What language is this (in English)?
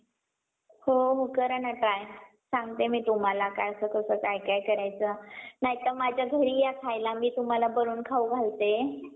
Marathi